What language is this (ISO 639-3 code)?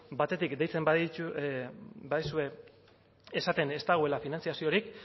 eus